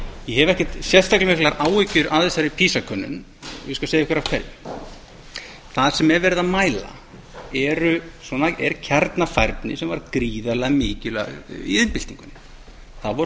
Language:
Icelandic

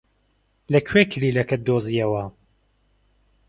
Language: Central Kurdish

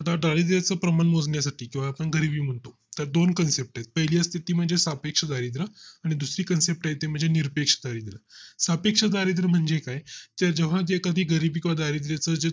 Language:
Marathi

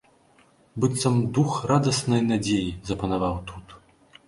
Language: Belarusian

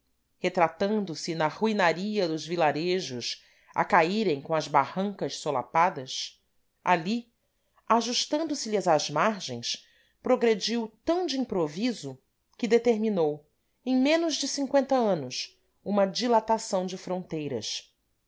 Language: Portuguese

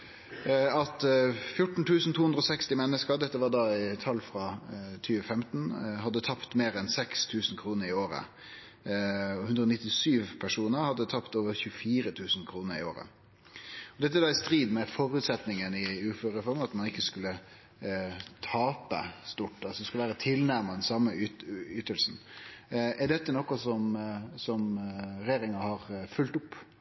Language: Norwegian Nynorsk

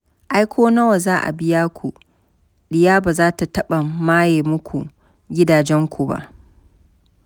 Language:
Hausa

